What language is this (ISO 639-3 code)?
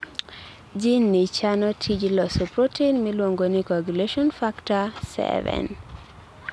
luo